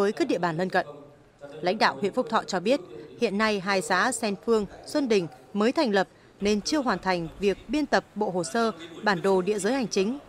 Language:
Vietnamese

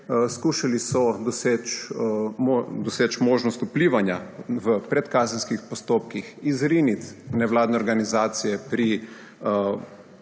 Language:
Slovenian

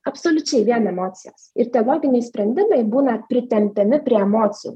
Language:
Lithuanian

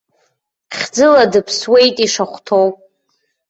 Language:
Abkhazian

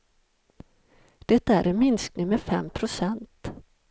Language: Swedish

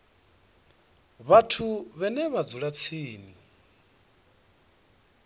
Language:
Venda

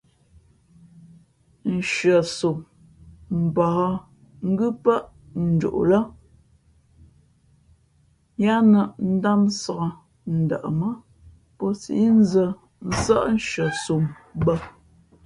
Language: Fe'fe'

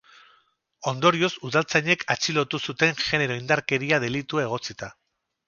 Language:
Basque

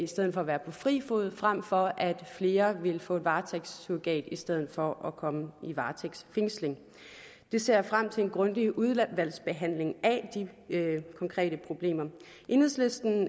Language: Danish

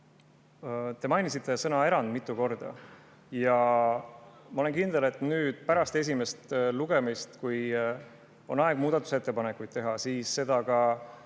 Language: Estonian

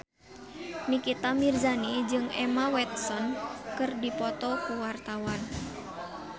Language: Sundanese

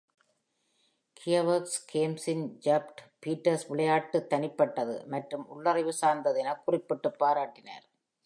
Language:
Tamil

